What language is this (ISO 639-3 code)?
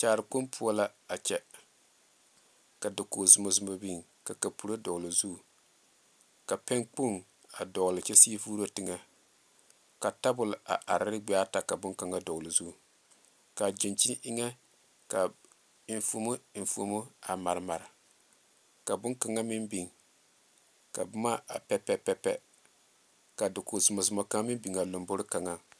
dga